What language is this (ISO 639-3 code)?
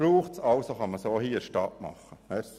gsw